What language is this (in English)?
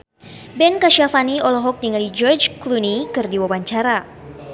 Sundanese